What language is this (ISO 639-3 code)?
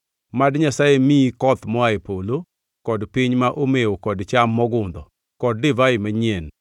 luo